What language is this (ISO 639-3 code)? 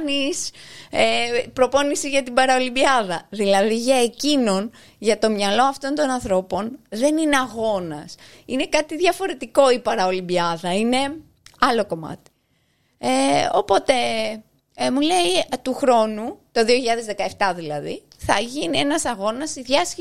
ell